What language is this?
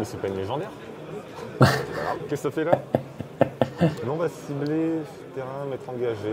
French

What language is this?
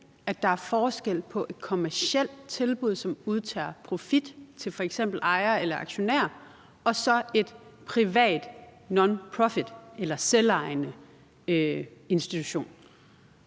Danish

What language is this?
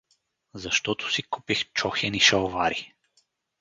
Bulgarian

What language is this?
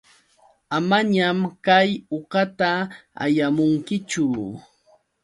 Yauyos Quechua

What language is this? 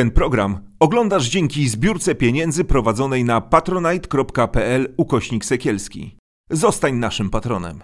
Polish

